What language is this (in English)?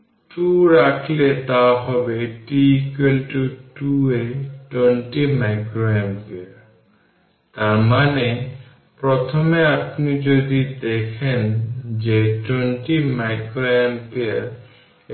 Bangla